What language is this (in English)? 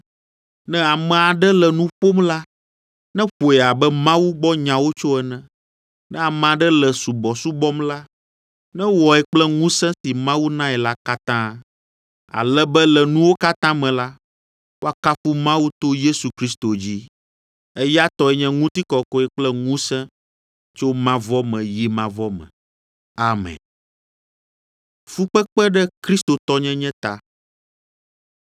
Ewe